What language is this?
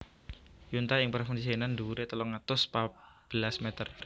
Javanese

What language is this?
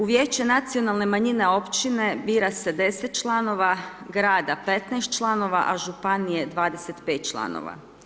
Croatian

